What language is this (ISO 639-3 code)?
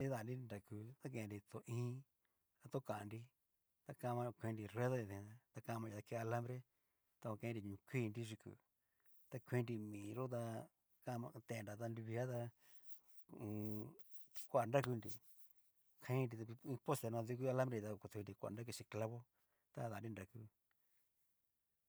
miu